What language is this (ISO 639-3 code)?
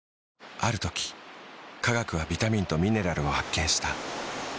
jpn